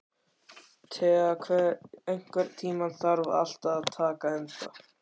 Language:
Icelandic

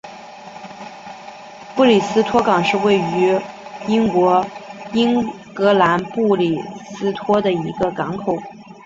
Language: Chinese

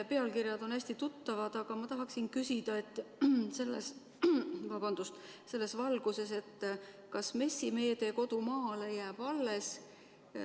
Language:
Estonian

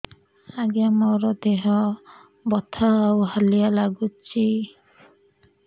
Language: Odia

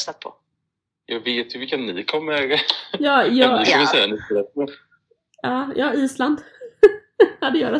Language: Swedish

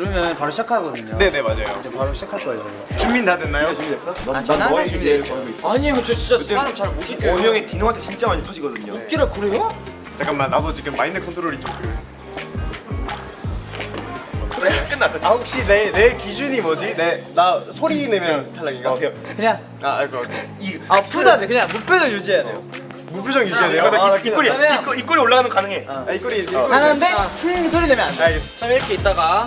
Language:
Korean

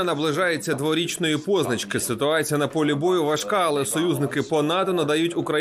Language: Ukrainian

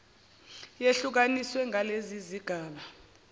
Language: Zulu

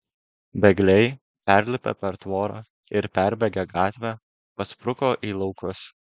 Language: Lithuanian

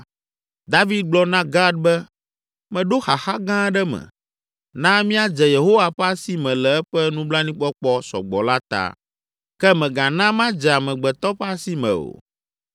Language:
Ewe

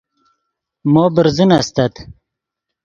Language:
Yidgha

